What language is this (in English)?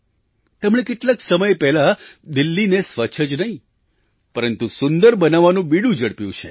Gujarati